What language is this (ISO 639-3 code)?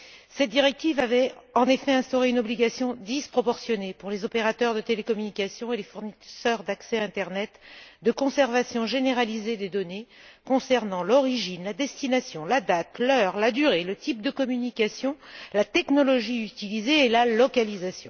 fra